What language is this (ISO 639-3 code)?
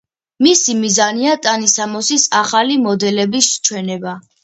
kat